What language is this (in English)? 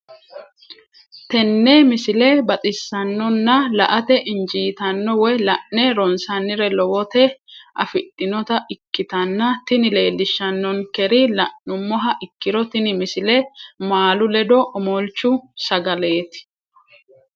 Sidamo